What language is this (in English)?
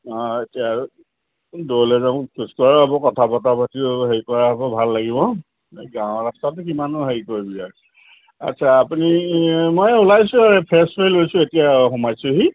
Assamese